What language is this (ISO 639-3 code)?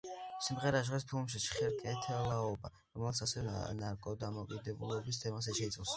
kat